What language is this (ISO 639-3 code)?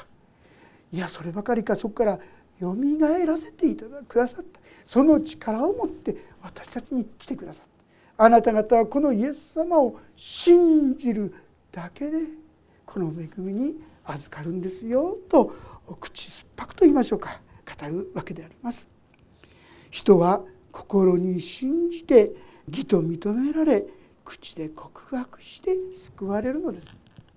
jpn